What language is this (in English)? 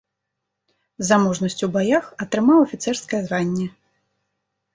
Belarusian